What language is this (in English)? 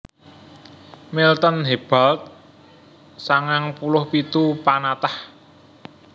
Javanese